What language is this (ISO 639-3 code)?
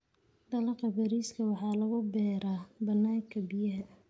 som